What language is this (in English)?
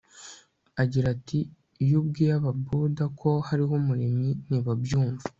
Kinyarwanda